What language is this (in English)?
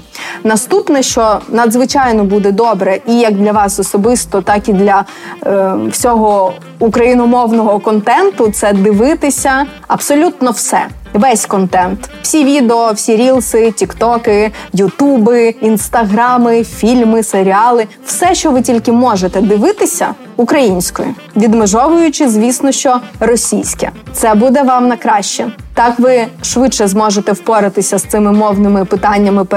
Ukrainian